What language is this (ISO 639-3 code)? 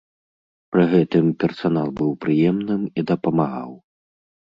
bel